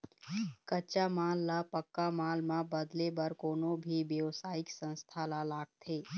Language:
Chhattisgarhi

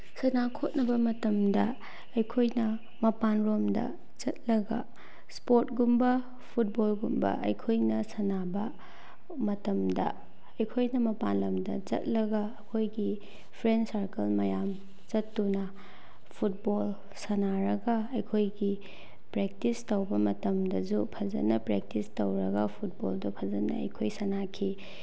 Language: Manipuri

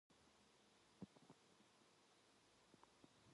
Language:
Korean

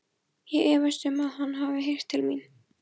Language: Icelandic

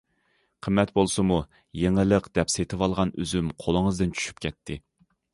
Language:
Uyghur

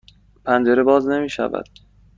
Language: Persian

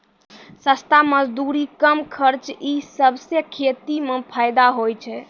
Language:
Maithili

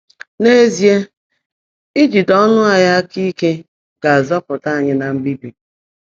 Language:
Igbo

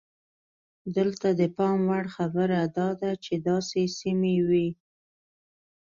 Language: Pashto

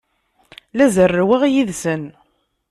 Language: Kabyle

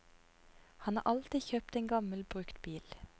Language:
Norwegian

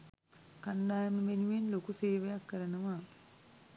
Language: Sinhala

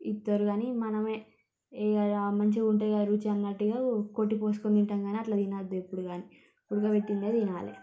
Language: Telugu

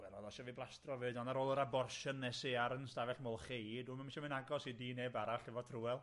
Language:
Welsh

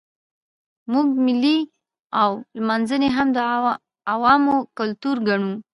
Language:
Pashto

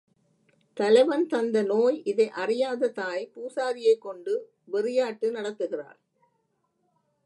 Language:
Tamil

